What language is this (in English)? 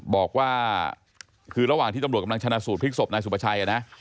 Thai